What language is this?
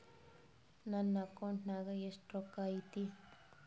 Kannada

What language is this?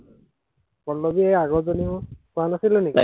Assamese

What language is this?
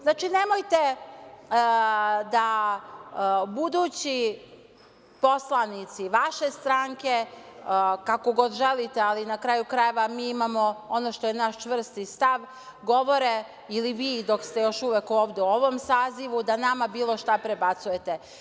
Serbian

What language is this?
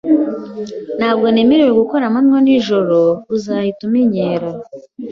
Kinyarwanda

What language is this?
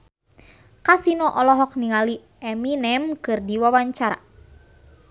Sundanese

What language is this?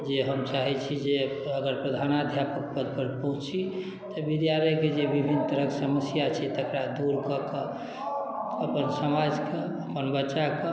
Maithili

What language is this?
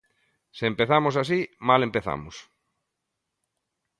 Galician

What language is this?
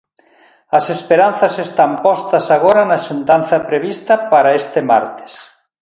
Galician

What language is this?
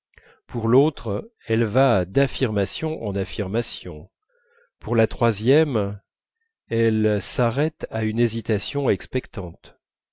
French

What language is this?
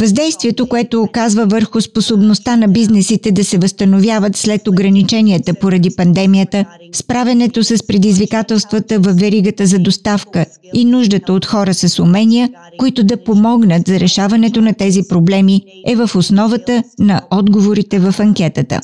Bulgarian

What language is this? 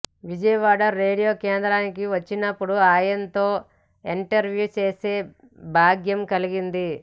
Telugu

